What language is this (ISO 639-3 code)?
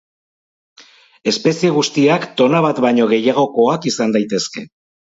eus